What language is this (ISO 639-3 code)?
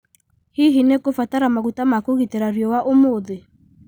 kik